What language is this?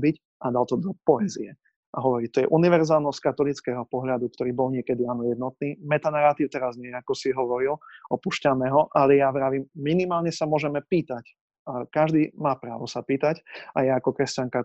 Slovak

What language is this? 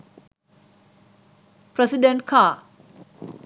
Sinhala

